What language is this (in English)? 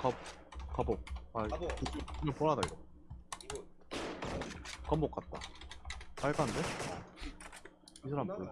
Korean